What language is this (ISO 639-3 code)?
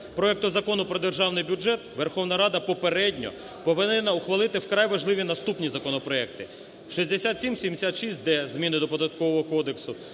ukr